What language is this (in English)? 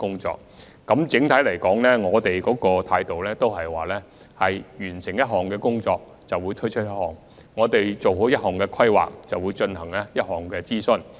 Cantonese